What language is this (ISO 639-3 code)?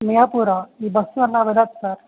tel